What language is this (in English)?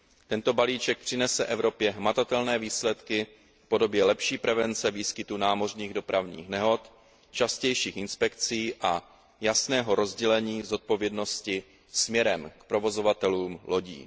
Czech